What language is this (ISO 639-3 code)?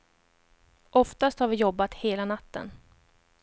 swe